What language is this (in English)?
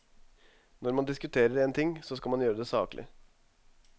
Norwegian